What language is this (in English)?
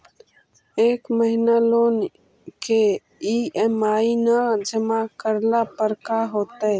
Magahi